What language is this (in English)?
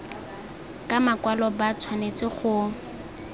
Tswana